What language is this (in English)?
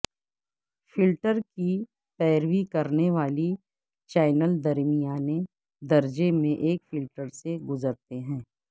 Urdu